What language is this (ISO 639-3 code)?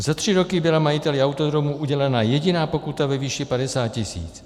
ces